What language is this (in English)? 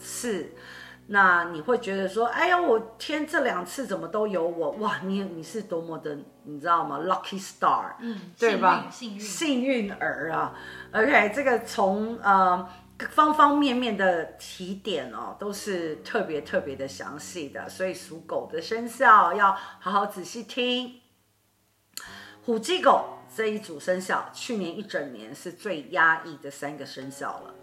Chinese